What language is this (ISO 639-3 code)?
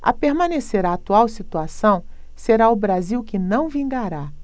por